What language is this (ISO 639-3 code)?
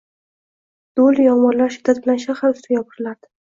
uzb